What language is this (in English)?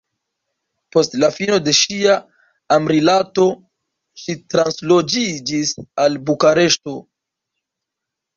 Esperanto